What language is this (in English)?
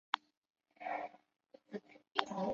Chinese